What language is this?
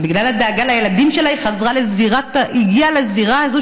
Hebrew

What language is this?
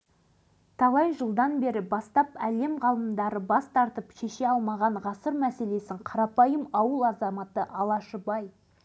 Kazakh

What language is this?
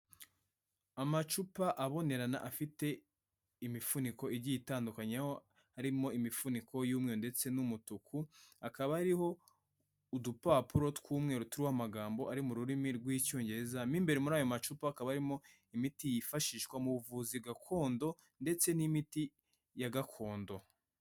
Kinyarwanda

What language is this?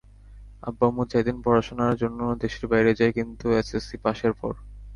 Bangla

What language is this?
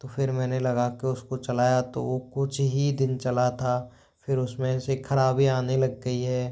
Hindi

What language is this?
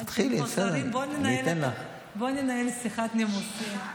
Hebrew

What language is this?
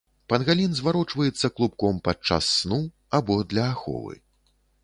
Belarusian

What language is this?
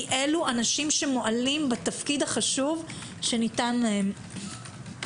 Hebrew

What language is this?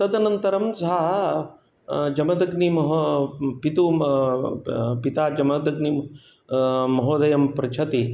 Sanskrit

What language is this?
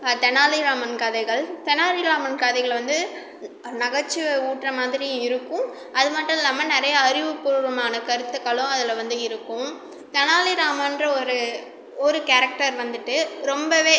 Tamil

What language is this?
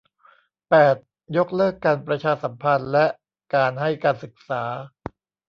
Thai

